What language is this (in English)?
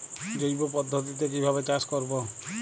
Bangla